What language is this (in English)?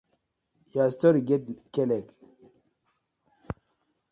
Nigerian Pidgin